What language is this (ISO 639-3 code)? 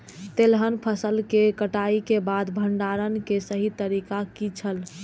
mai